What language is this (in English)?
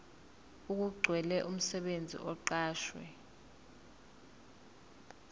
Zulu